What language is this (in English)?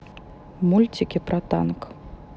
Russian